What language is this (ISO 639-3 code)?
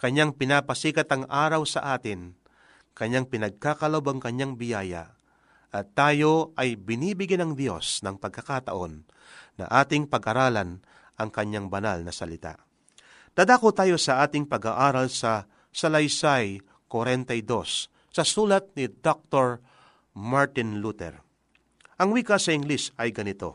fil